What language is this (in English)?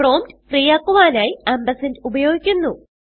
Malayalam